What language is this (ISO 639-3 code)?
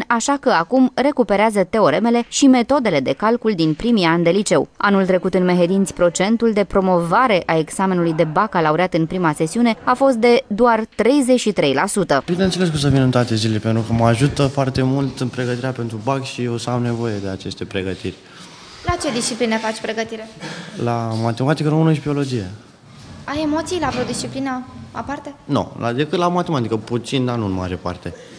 ron